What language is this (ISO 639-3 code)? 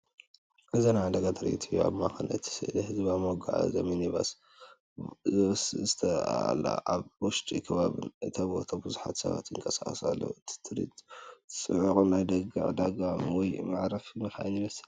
tir